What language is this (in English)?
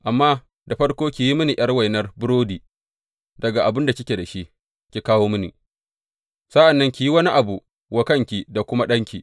Hausa